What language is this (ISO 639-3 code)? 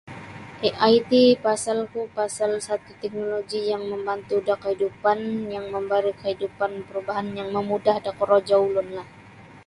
bsy